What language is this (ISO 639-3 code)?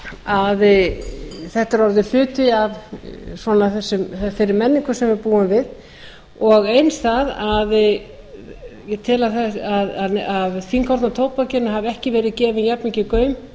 isl